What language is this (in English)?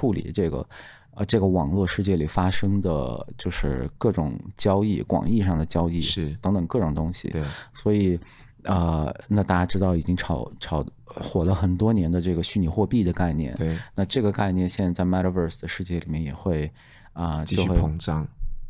Chinese